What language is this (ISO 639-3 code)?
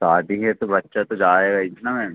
hin